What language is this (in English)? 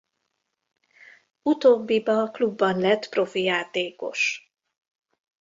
Hungarian